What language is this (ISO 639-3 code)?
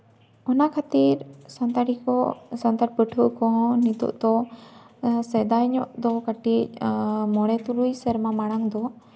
sat